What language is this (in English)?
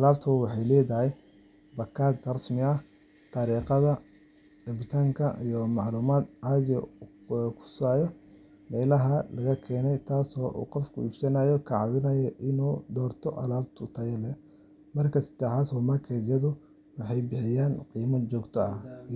Somali